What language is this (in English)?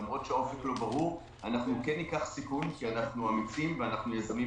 Hebrew